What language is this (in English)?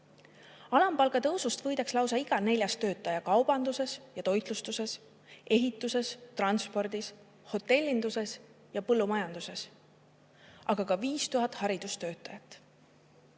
Estonian